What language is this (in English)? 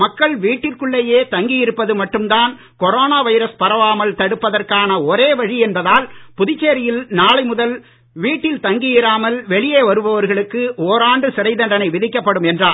Tamil